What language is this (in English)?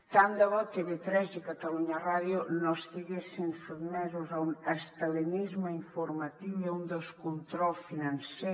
Catalan